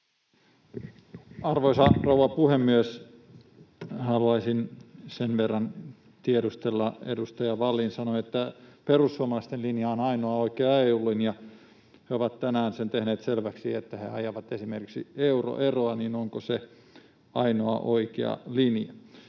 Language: Finnish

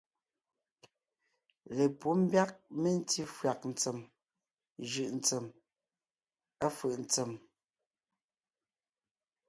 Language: Ngiemboon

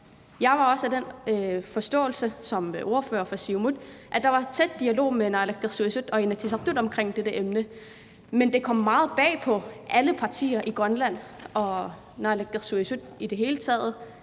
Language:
Danish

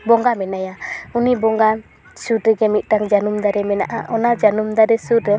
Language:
Santali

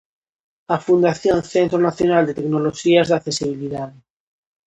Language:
Galician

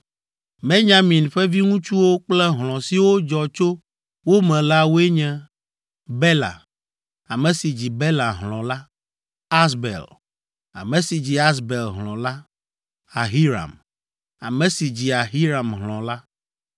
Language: Ewe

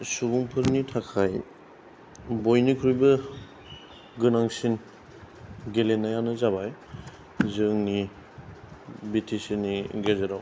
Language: Bodo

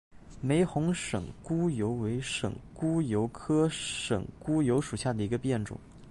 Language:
Chinese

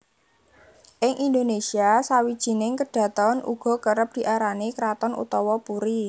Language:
Javanese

